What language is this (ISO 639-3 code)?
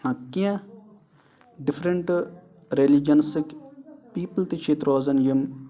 kas